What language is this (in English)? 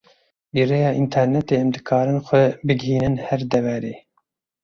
Kurdish